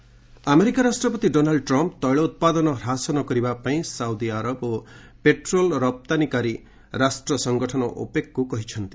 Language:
Odia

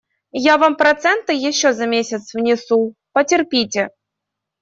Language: Russian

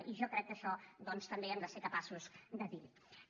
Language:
Catalan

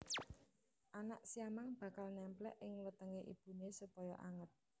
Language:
Javanese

